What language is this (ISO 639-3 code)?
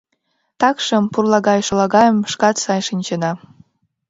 chm